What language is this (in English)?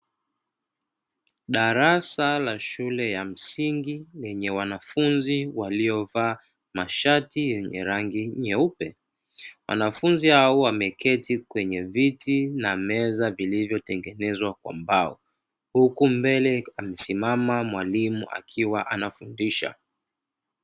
Swahili